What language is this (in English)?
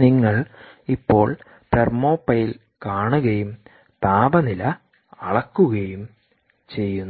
Malayalam